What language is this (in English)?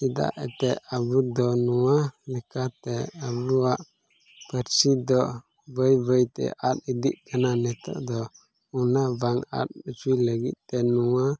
Santali